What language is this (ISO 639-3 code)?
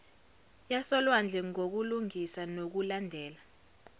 zul